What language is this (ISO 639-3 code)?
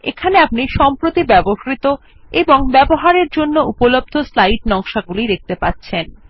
ben